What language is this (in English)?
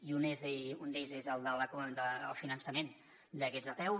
Catalan